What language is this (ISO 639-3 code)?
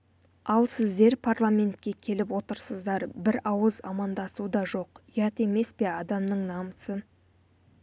kaz